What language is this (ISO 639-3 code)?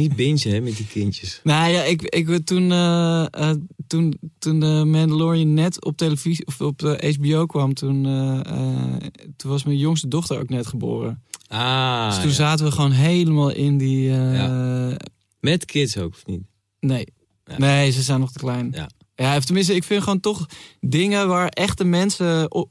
nld